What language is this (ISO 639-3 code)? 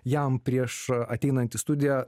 lit